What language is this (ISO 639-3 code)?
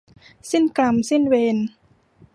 tha